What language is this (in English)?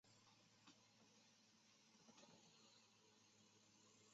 Chinese